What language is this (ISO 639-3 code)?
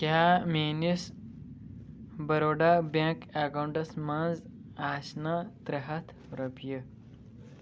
kas